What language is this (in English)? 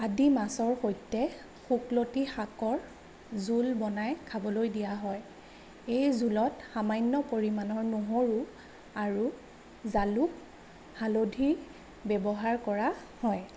Assamese